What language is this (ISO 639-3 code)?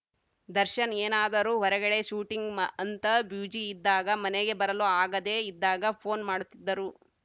kan